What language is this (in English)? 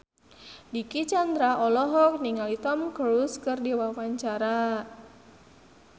Sundanese